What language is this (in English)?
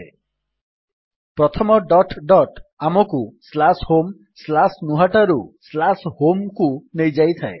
Odia